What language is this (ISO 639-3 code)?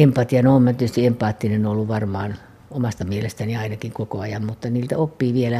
fin